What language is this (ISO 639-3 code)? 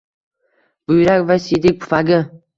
uzb